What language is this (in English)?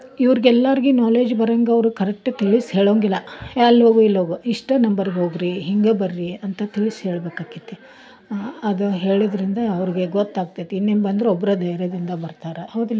Kannada